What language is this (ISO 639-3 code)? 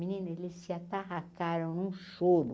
por